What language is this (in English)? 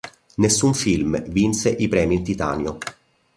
Italian